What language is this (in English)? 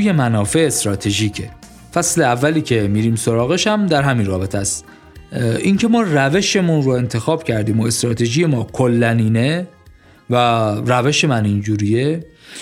Persian